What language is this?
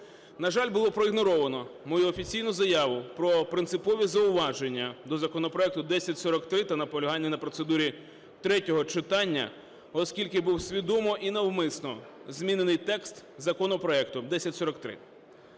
Ukrainian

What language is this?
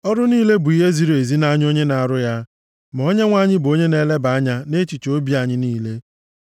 Igbo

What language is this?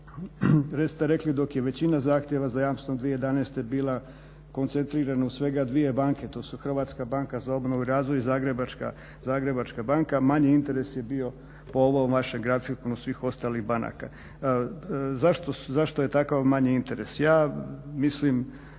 Croatian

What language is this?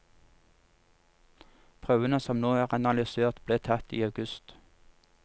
Norwegian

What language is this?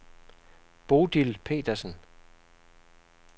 Danish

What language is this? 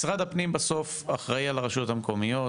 Hebrew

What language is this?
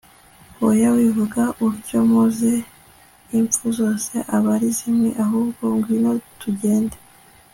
Kinyarwanda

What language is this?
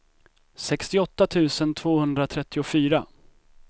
Swedish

